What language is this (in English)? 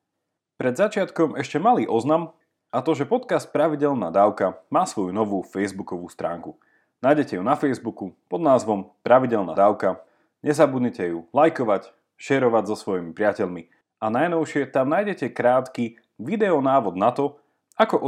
Slovak